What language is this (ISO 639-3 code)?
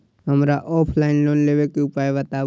mai